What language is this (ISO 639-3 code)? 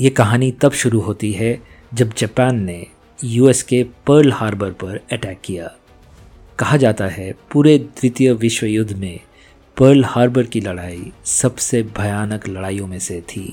hin